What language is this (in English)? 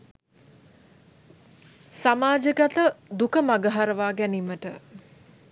Sinhala